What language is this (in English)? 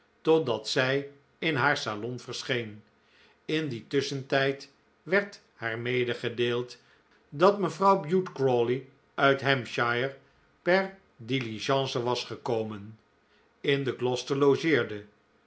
Dutch